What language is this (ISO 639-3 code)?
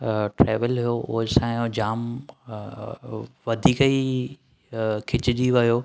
snd